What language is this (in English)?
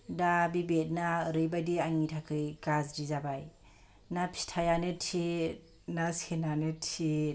Bodo